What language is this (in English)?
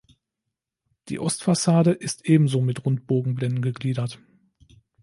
German